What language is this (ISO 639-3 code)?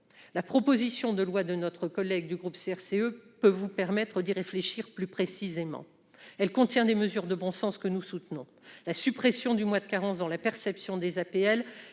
fra